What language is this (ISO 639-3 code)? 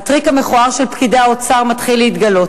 heb